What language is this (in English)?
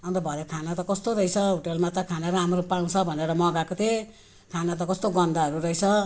Nepali